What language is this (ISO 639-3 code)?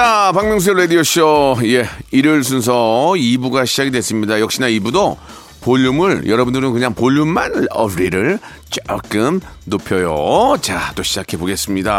kor